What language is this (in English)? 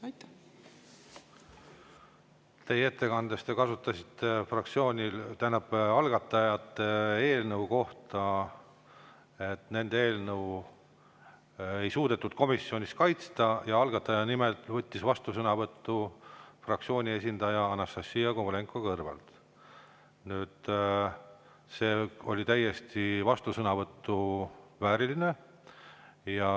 Estonian